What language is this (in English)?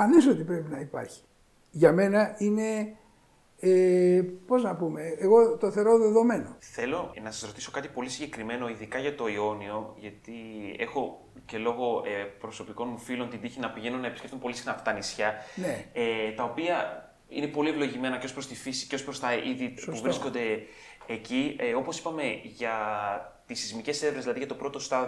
Greek